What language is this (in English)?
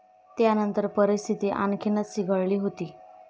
Marathi